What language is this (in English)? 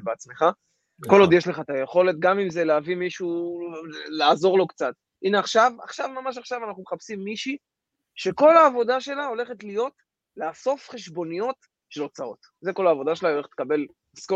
Hebrew